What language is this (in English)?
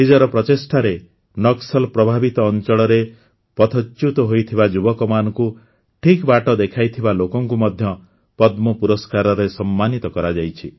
Odia